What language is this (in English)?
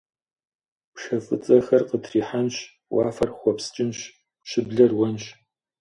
Kabardian